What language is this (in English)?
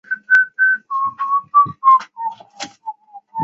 Chinese